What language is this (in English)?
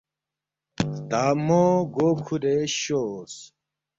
Balti